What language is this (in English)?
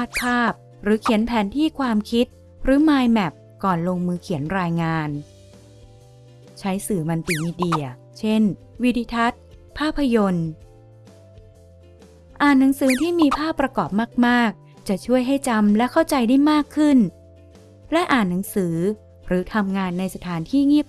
Thai